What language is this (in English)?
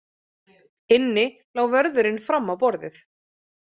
Icelandic